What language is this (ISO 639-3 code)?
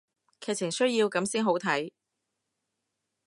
yue